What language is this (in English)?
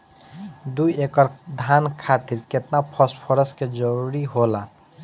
Bhojpuri